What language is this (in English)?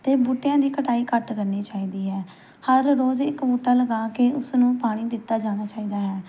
Punjabi